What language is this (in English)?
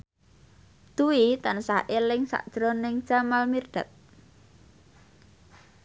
Javanese